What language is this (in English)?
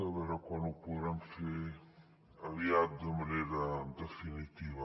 Catalan